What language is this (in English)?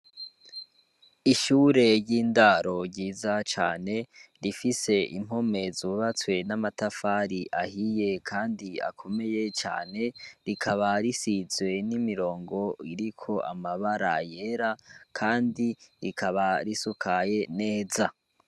Rundi